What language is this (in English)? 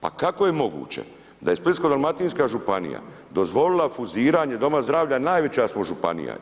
Croatian